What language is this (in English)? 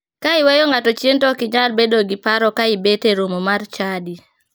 Luo (Kenya and Tanzania)